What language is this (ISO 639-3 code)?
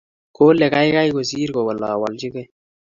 kln